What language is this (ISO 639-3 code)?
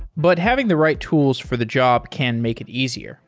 eng